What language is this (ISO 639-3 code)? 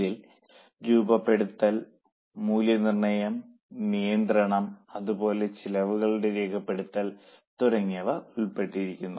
mal